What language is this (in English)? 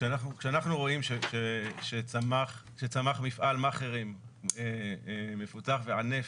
Hebrew